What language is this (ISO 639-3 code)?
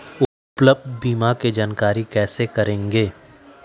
mag